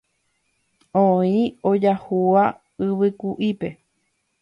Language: Guarani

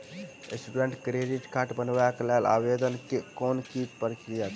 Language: Maithili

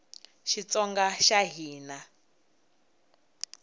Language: Tsonga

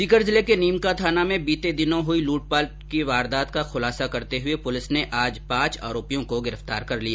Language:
Hindi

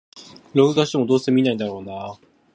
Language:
Japanese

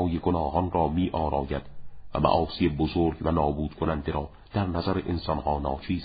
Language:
Persian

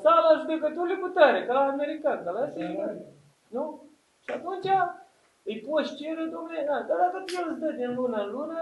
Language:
Romanian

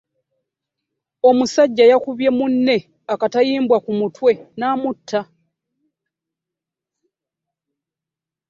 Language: Ganda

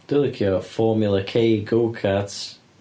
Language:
Welsh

